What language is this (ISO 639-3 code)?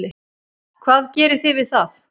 isl